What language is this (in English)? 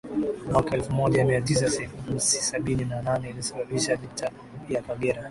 Swahili